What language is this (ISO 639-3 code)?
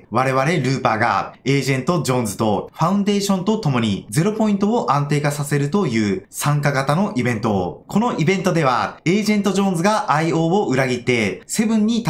jpn